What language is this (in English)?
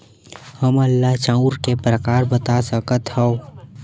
Chhattisgarhi